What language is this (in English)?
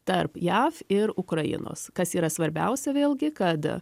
Lithuanian